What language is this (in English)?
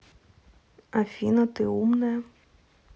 Russian